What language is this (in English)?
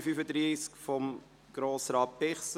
Swiss German